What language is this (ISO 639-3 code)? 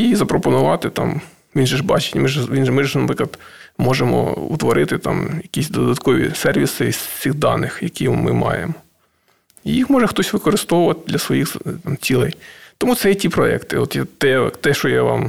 ukr